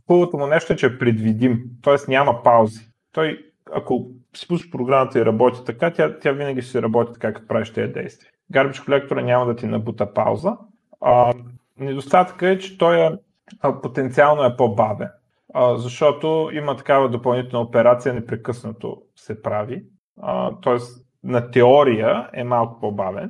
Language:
Bulgarian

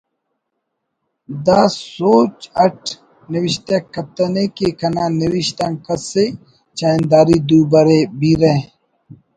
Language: Brahui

